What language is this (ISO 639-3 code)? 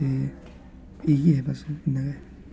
doi